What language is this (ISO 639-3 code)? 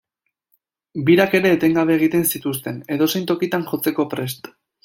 eus